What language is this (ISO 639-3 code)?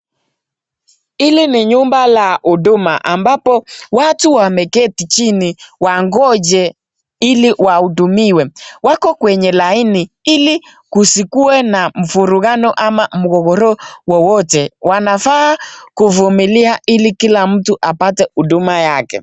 swa